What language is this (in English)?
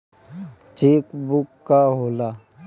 Bhojpuri